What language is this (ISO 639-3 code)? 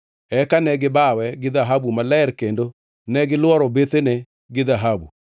luo